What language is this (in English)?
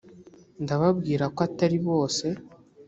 Kinyarwanda